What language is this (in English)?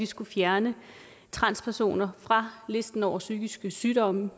Danish